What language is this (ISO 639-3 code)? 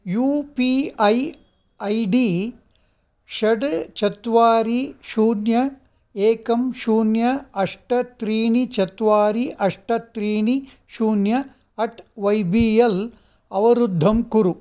san